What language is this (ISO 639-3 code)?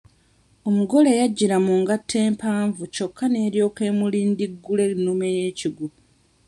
lug